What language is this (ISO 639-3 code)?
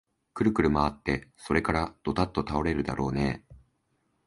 jpn